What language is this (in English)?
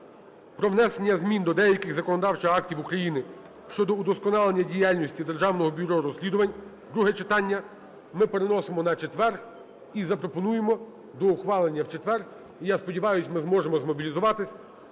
Ukrainian